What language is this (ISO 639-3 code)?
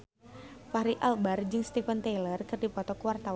sun